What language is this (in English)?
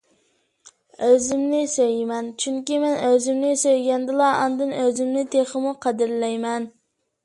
Uyghur